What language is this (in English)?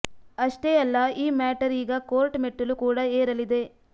Kannada